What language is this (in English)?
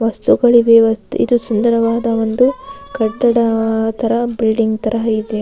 Kannada